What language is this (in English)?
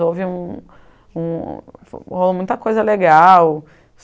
Portuguese